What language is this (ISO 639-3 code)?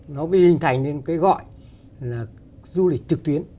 vie